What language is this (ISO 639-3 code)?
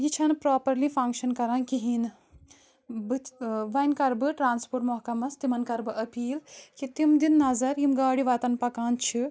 kas